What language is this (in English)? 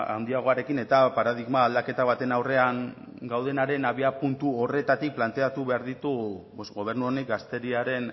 Basque